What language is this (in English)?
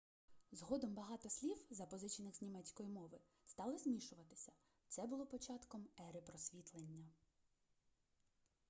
Ukrainian